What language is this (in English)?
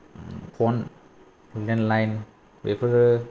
Bodo